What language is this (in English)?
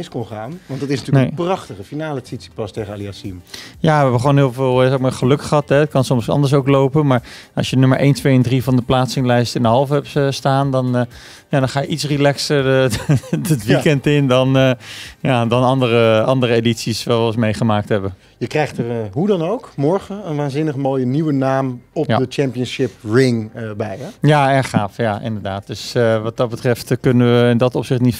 Dutch